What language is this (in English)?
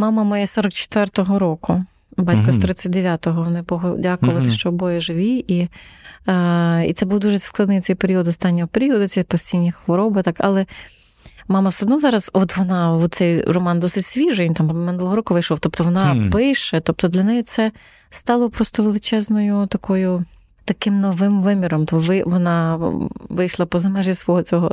Ukrainian